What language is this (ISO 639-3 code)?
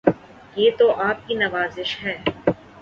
urd